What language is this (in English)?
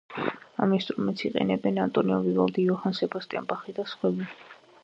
Georgian